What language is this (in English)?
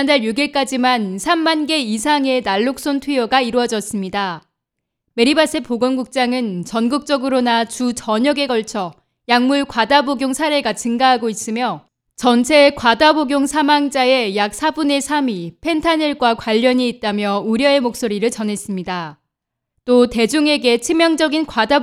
Korean